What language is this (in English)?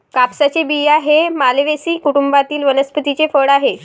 Marathi